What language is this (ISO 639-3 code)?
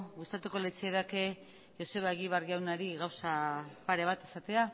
eus